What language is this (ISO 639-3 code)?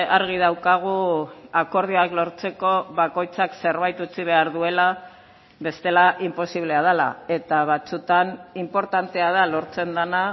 eus